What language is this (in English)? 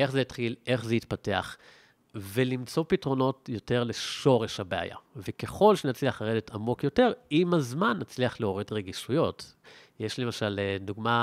Hebrew